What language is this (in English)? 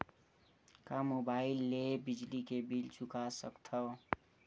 Chhattisgarhi